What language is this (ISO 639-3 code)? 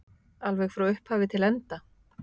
isl